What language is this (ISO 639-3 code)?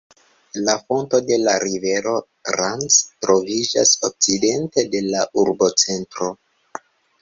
epo